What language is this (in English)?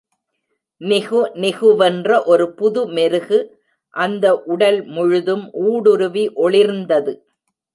Tamil